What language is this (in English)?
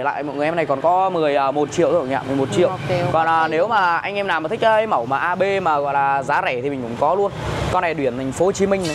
Vietnamese